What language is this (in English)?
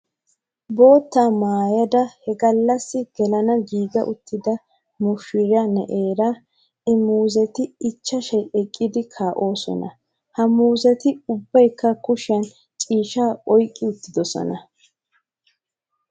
Wolaytta